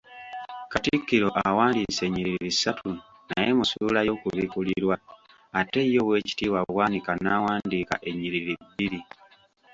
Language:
Ganda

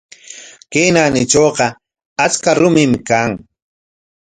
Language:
Corongo Ancash Quechua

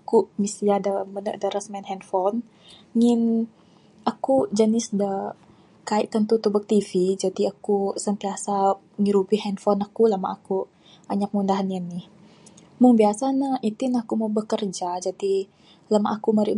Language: Bukar-Sadung Bidayuh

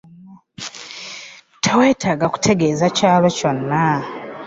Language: Ganda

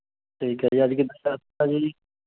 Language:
Punjabi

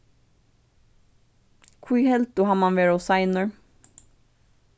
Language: Faroese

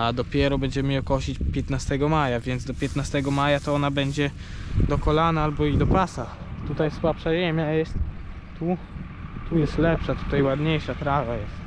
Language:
Polish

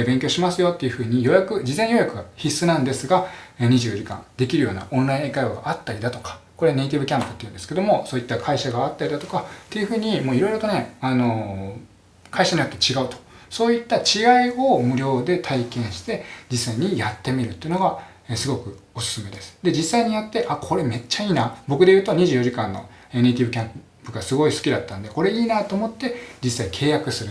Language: Japanese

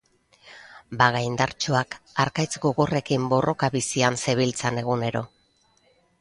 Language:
Basque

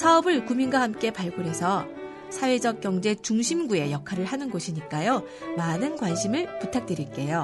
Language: Korean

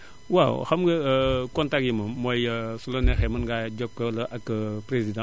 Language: Wolof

